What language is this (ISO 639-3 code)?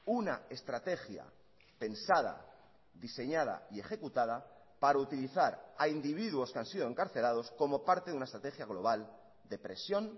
spa